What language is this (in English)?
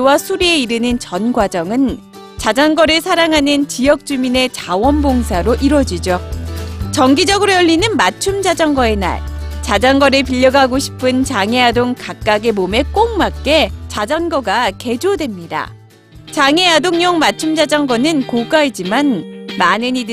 Korean